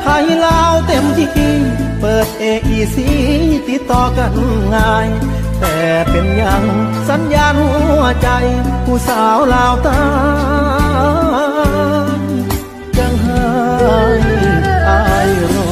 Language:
Thai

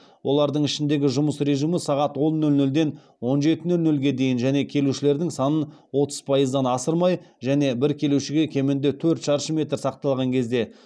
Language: Kazakh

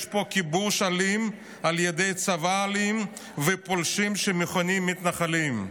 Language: Hebrew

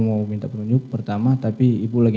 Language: Indonesian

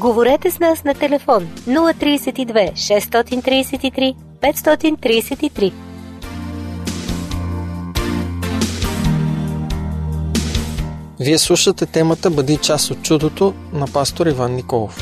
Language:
Bulgarian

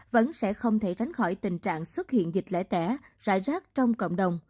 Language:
Vietnamese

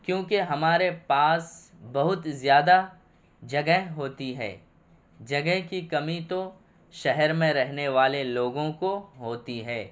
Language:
Urdu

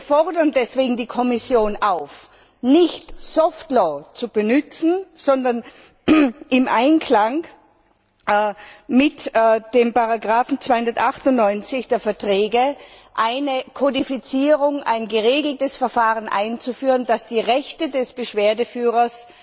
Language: German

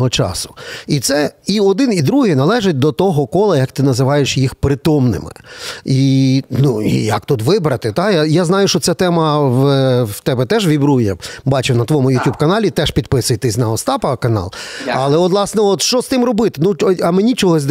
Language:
Ukrainian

